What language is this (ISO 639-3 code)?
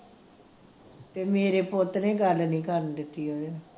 pan